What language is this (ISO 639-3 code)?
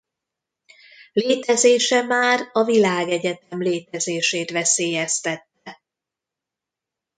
hun